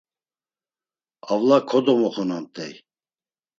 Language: Laz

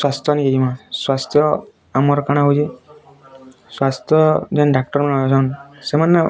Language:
Odia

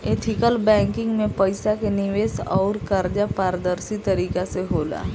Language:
Bhojpuri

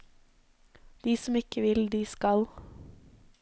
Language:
Norwegian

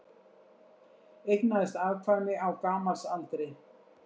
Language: Icelandic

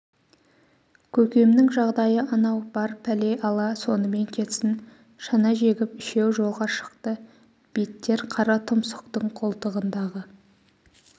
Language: Kazakh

